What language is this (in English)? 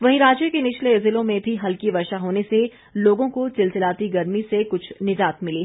Hindi